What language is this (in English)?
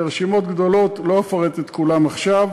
Hebrew